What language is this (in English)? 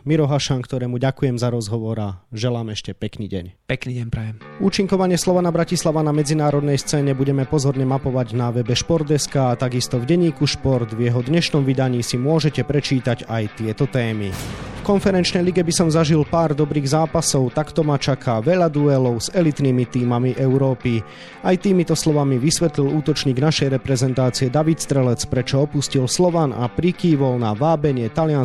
Slovak